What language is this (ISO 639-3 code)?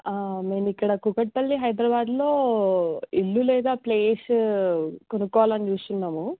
tel